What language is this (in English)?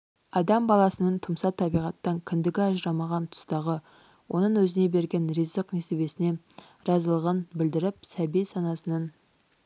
Kazakh